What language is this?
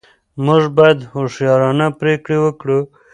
Pashto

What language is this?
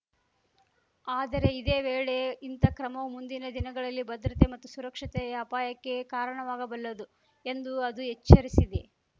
Kannada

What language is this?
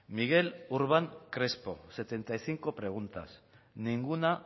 Spanish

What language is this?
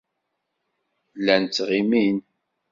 Kabyle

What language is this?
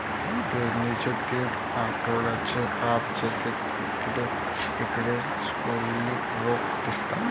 Marathi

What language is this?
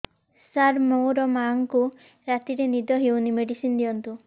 Odia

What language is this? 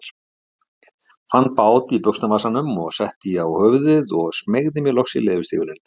Icelandic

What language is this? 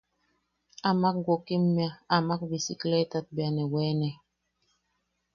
Yaqui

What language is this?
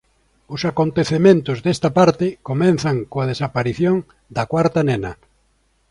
Galician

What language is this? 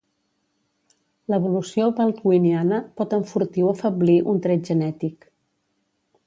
Catalan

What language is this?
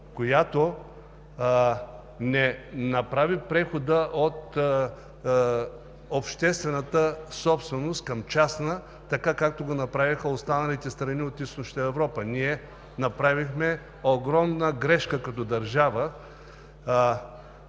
Bulgarian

